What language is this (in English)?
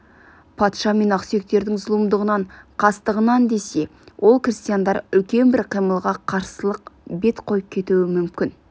Kazakh